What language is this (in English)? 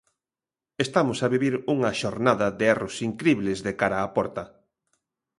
Galician